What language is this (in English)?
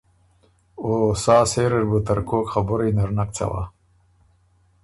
Ormuri